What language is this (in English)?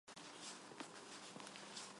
Armenian